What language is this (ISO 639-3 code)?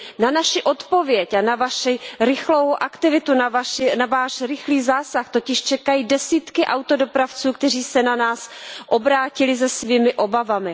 ces